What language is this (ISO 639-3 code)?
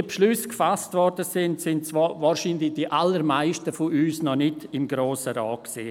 gsw